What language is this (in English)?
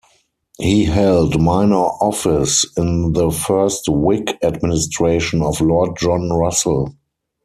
English